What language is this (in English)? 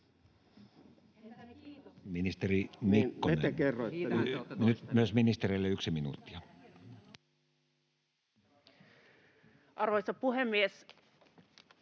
Finnish